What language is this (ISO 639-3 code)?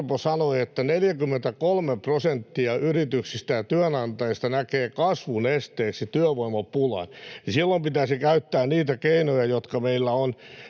fin